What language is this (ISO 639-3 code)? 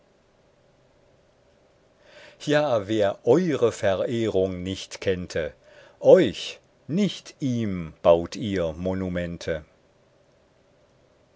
deu